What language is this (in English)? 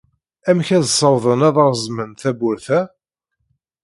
Kabyle